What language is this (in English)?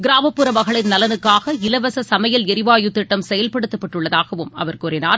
Tamil